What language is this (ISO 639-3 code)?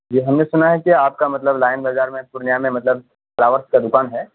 urd